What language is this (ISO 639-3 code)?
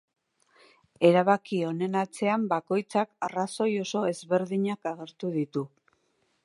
eus